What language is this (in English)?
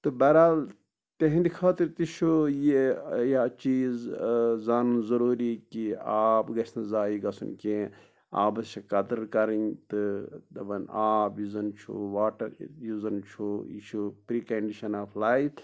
Kashmiri